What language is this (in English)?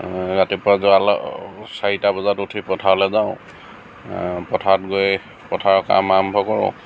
Assamese